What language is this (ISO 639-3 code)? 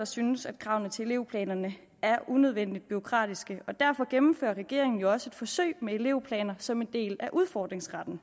dan